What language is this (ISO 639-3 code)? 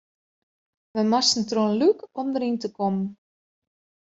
fry